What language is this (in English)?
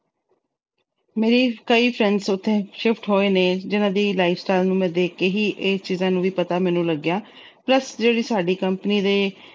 Punjabi